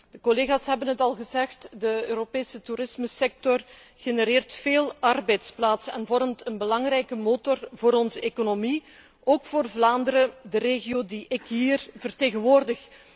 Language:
Dutch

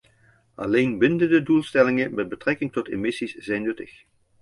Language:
Dutch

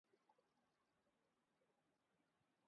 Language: Urdu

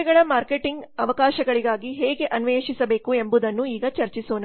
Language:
Kannada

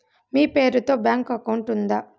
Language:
Telugu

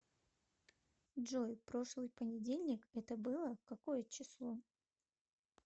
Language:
Russian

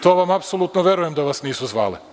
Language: Serbian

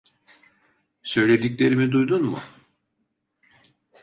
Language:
Turkish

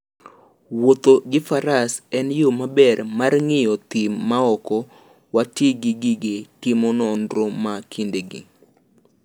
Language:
Luo (Kenya and Tanzania)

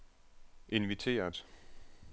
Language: Danish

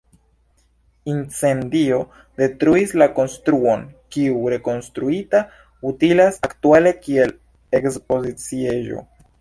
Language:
Esperanto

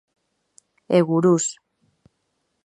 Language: Galician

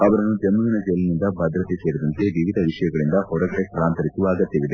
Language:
Kannada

